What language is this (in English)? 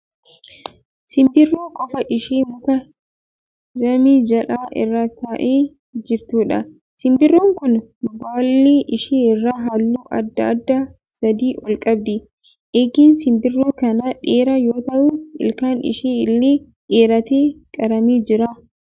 Oromo